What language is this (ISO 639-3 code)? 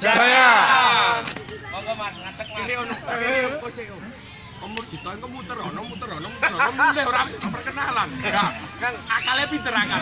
ind